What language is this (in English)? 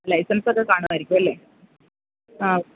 Malayalam